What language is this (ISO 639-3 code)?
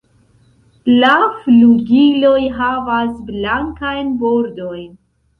epo